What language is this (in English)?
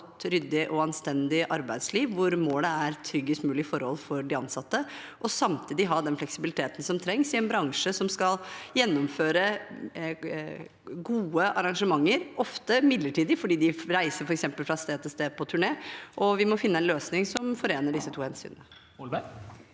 Norwegian